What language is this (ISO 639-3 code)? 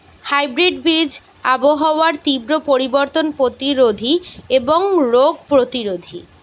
ben